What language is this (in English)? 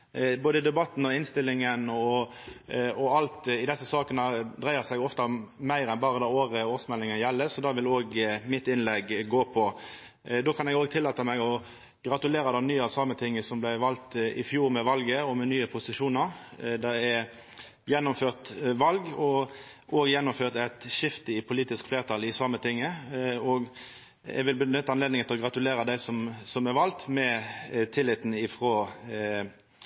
Norwegian Nynorsk